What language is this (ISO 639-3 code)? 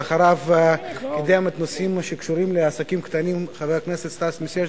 heb